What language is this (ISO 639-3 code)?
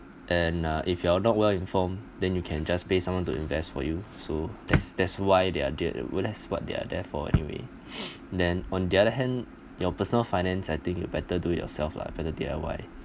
eng